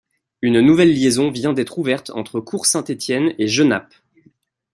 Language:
French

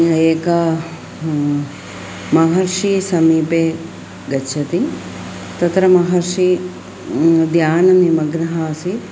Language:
Sanskrit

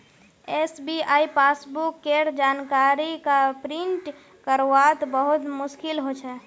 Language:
Magahi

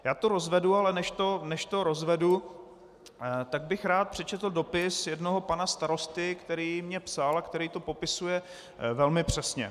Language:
Czech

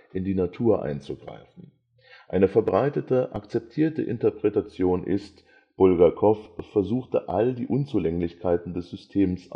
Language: German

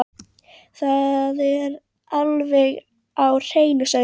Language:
Icelandic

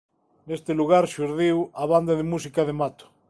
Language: Galician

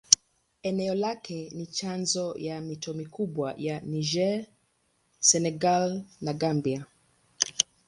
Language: Swahili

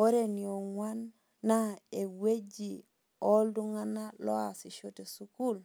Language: Masai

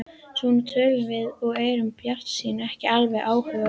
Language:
Icelandic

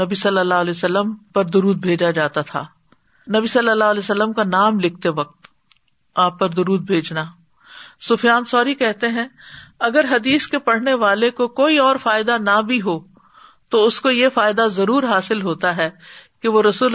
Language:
Urdu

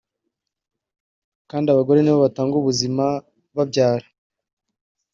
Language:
Kinyarwanda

